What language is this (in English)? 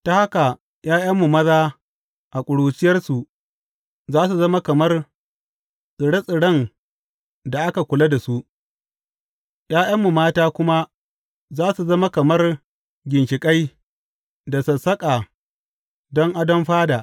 Hausa